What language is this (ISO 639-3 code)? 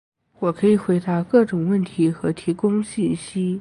zho